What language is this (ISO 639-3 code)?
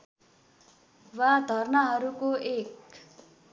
nep